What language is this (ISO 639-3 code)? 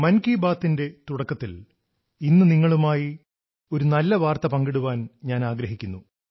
mal